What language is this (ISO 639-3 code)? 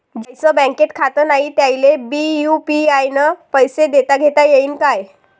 mar